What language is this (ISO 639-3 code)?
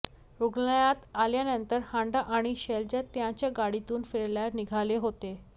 mar